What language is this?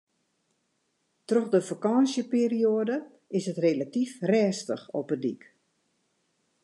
Western Frisian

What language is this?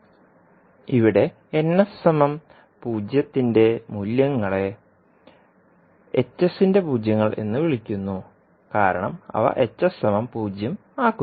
Malayalam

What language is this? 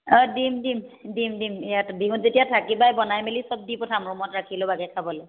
Assamese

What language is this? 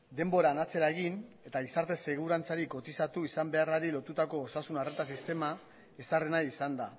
Basque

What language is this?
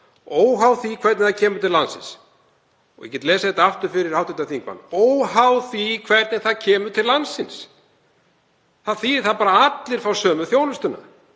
Icelandic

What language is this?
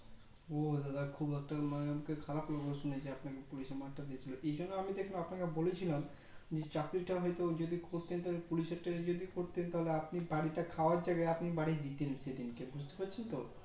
Bangla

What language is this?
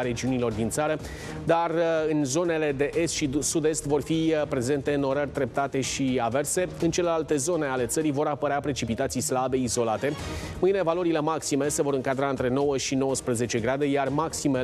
Romanian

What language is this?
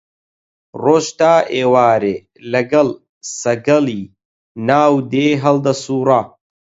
Central Kurdish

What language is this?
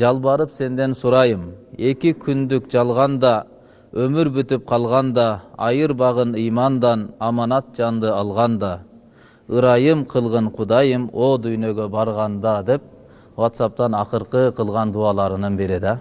Turkish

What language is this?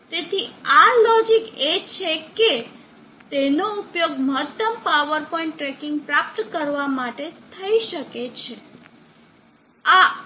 Gujarati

